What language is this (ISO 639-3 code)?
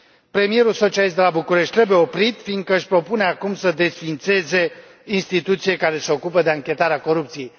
ron